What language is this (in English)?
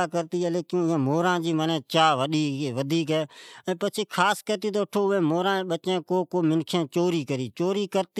Od